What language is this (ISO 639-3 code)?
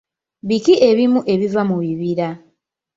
lug